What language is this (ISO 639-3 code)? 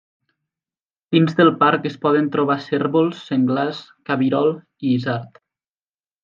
cat